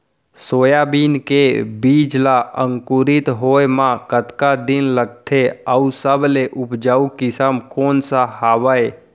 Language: Chhattisgarhi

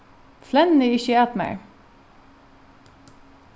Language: Faroese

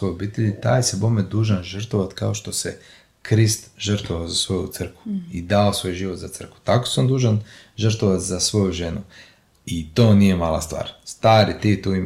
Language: Croatian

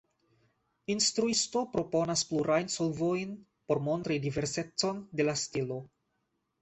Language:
Esperanto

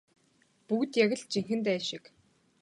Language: Mongolian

